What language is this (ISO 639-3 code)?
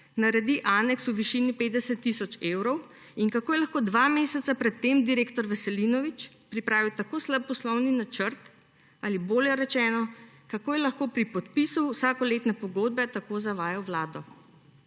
slv